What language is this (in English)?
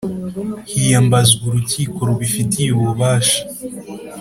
Kinyarwanda